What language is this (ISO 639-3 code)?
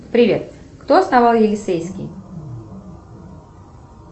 rus